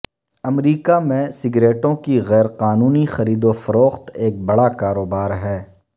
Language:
Urdu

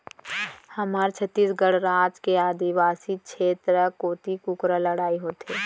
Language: Chhattisgarhi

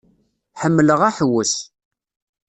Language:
Kabyle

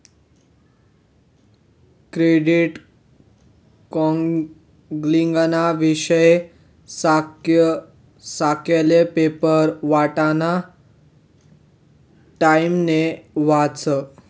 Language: Marathi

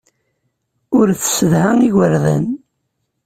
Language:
Kabyle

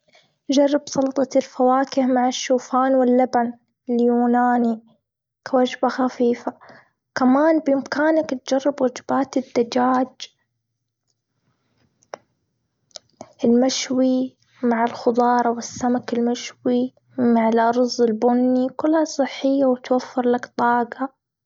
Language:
Gulf Arabic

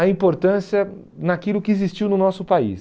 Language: Portuguese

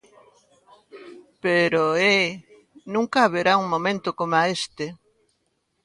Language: Galician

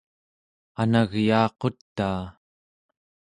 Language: Central Yupik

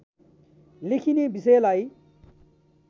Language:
Nepali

